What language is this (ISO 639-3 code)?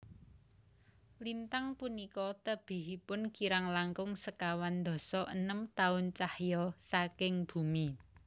jav